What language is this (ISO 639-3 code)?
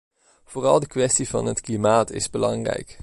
nld